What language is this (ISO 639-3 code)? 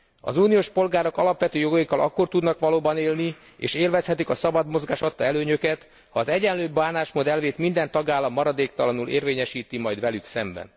hun